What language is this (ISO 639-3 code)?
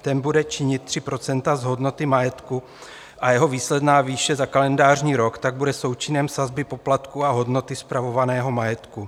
ces